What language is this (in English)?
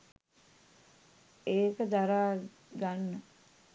Sinhala